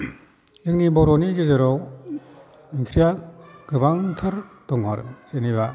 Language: Bodo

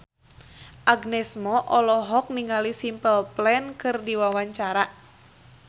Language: Sundanese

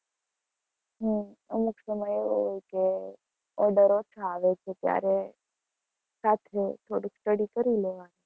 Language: Gujarati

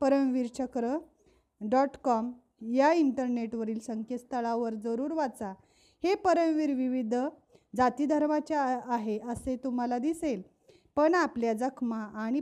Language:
Marathi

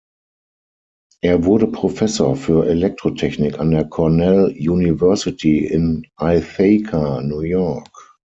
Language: German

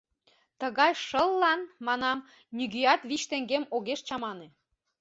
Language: Mari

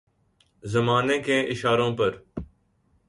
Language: Urdu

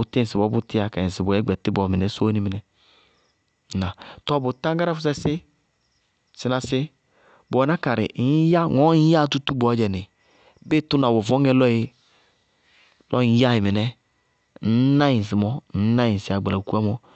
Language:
Bago-Kusuntu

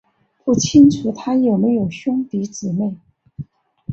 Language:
Chinese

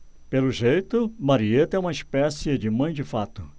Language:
Portuguese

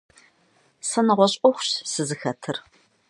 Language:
Kabardian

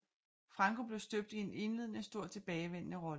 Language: Danish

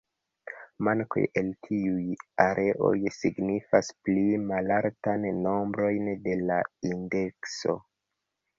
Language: Esperanto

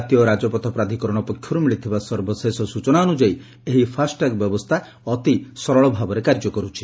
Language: Odia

